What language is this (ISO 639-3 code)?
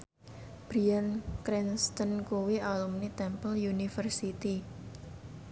jav